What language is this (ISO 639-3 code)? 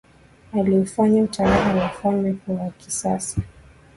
swa